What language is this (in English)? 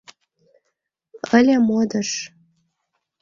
Mari